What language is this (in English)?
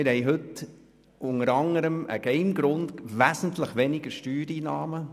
Swiss German